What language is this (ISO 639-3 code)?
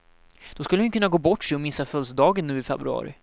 swe